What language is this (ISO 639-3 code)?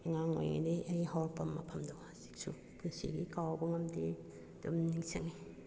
mni